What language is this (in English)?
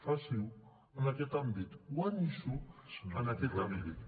Catalan